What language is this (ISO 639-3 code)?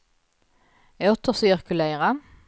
swe